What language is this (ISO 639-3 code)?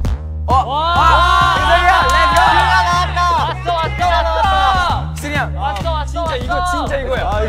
kor